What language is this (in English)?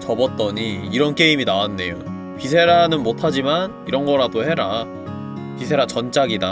Korean